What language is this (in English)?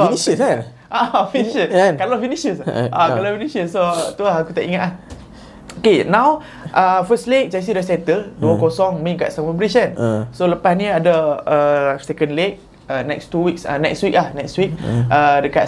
Malay